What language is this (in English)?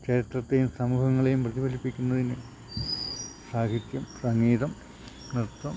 Malayalam